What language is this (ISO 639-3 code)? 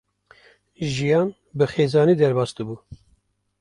kur